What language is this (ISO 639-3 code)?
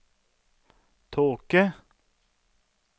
nor